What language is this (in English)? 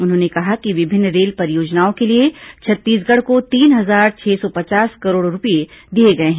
Hindi